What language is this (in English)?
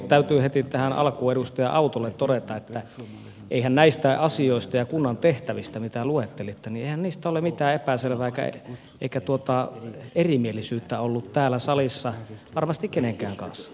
Finnish